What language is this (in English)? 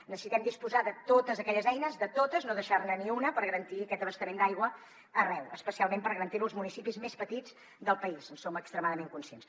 Catalan